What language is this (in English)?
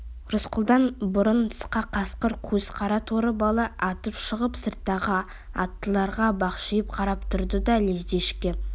Kazakh